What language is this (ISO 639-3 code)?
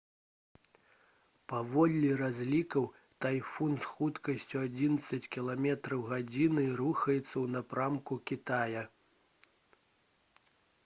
bel